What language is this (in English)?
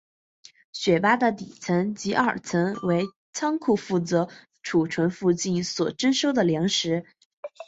Chinese